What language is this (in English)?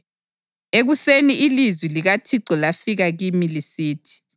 North Ndebele